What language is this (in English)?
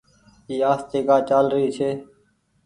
Goaria